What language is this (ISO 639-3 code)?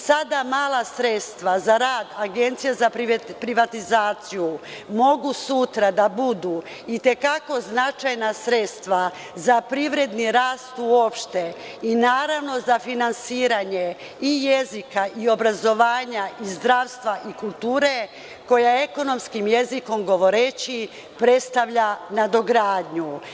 srp